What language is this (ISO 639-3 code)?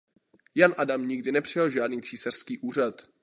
ces